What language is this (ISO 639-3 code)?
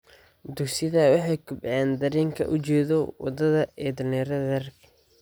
som